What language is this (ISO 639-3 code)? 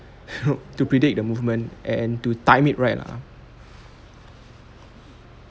eng